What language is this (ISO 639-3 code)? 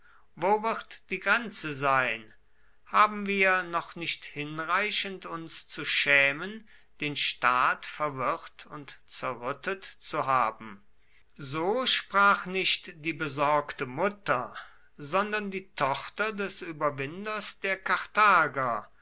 deu